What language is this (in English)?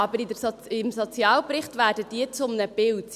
Swiss German